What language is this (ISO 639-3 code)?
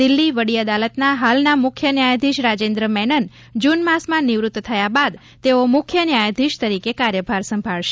guj